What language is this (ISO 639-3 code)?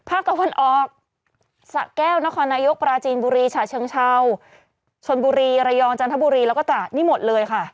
tha